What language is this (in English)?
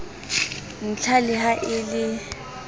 Southern Sotho